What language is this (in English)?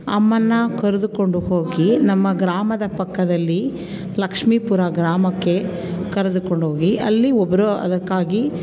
Kannada